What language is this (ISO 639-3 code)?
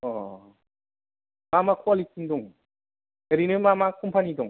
brx